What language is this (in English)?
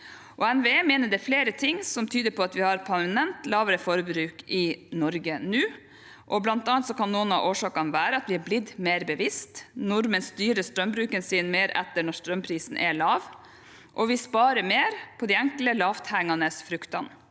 Norwegian